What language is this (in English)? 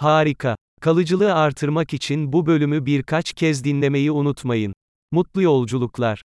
Turkish